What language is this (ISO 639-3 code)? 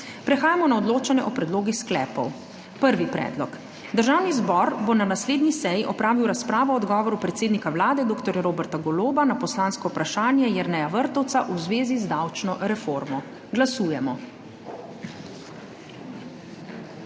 slv